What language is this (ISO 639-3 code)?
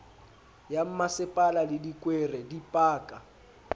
sot